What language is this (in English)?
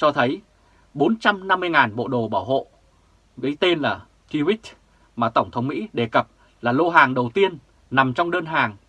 Vietnamese